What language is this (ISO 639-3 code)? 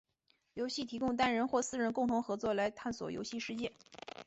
zho